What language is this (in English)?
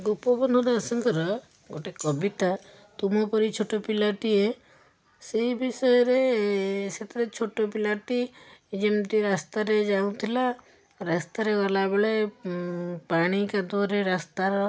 Odia